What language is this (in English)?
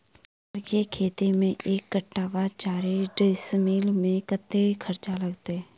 Maithili